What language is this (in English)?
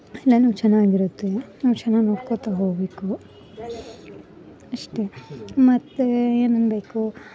Kannada